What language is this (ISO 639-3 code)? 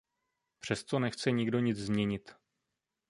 ces